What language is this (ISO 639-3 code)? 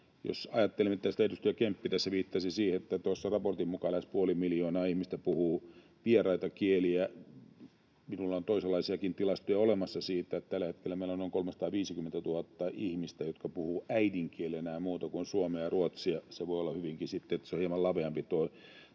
fin